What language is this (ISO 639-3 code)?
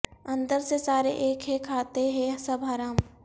urd